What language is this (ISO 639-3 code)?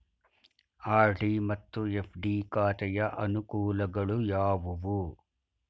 kan